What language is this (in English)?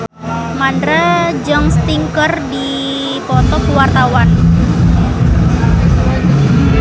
Sundanese